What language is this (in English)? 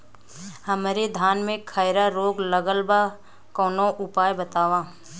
Bhojpuri